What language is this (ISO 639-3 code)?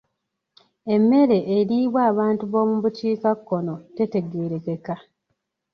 lug